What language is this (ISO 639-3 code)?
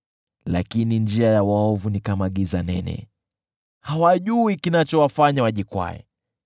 swa